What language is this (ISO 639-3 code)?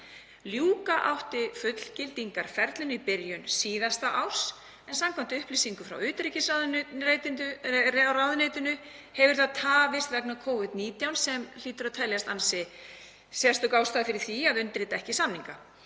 isl